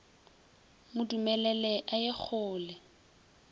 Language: Northern Sotho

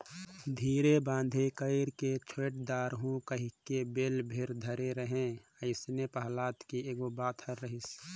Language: Chhattisgarhi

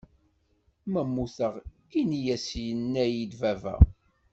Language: Kabyle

